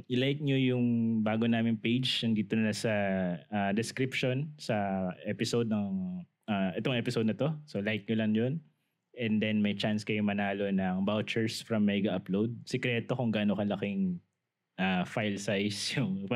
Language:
Filipino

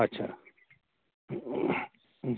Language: Kashmiri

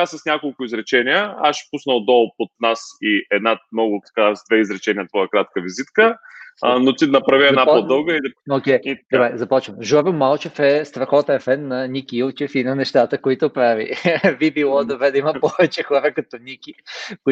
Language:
Bulgarian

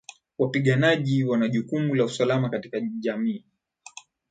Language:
Swahili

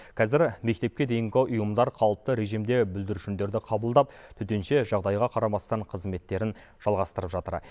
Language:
Kazakh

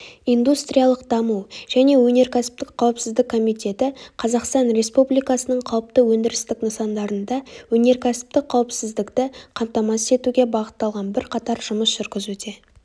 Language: Kazakh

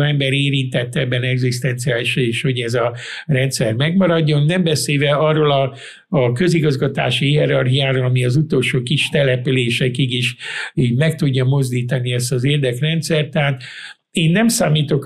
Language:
Hungarian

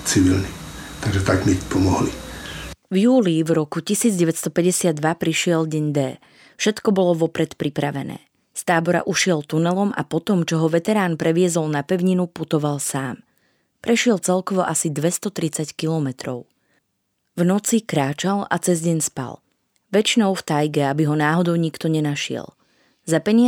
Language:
Slovak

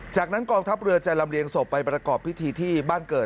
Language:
Thai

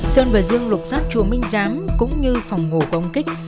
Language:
Vietnamese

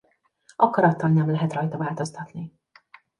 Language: Hungarian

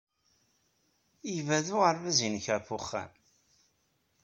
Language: Kabyle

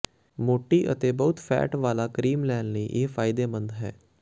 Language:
Punjabi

